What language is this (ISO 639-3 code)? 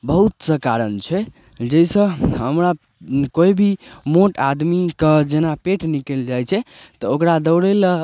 mai